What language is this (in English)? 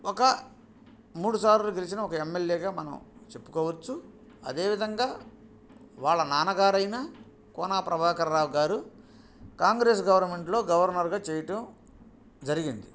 Telugu